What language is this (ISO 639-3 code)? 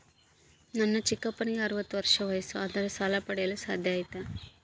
kan